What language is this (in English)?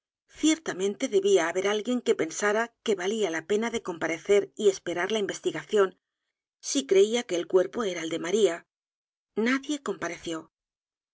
Spanish